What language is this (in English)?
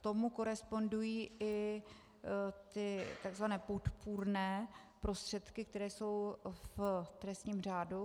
Czech